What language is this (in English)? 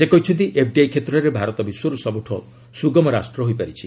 Odia